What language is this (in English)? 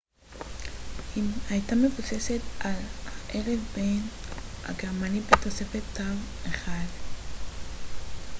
Hebrew